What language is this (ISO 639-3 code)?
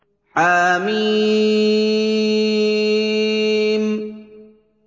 ara